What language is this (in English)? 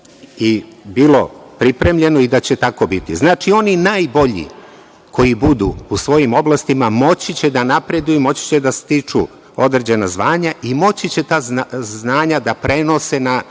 Serbian